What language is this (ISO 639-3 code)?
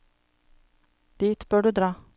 nor